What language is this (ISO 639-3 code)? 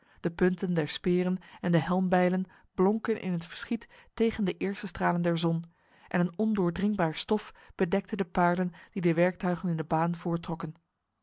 nld